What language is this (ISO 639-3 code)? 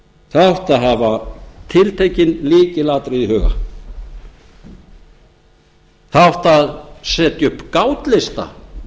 isl